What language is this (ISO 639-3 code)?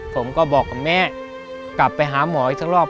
tha